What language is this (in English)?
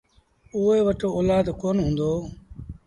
Sindhi Bhil